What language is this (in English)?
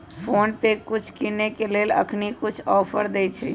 Magahi